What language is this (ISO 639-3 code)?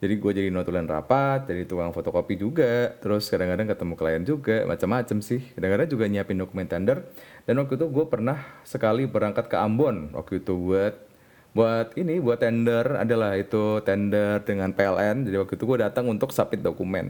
ind